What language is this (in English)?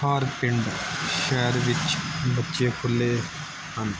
Punjabi